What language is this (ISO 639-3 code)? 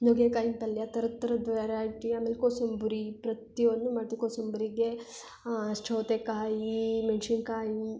kan